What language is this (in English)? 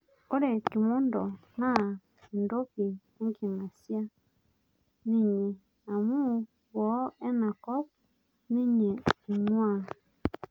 Masai